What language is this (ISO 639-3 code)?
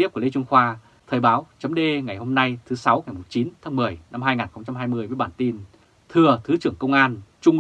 vie